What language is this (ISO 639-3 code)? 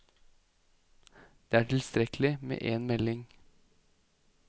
nor